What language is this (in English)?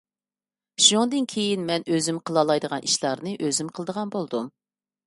Uyghur